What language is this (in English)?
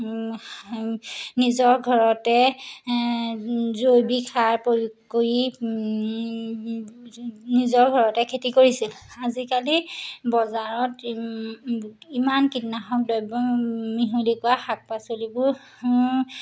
Assamese